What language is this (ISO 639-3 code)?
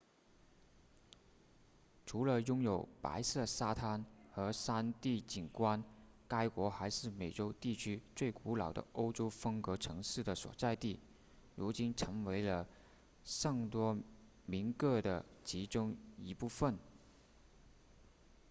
zho